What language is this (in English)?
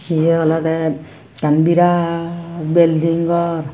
Chakma